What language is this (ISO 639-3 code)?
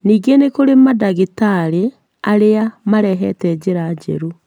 kik